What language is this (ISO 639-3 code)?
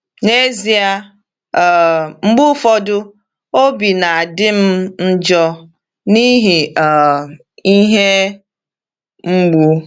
ibo